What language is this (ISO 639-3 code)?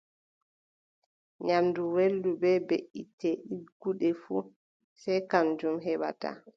fub